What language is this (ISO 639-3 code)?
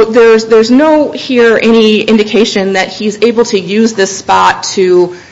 eng